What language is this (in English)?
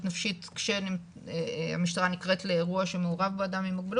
Hebrew